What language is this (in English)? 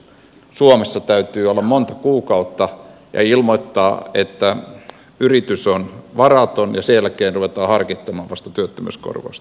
Finnish